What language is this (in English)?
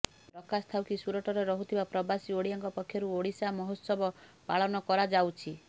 Odia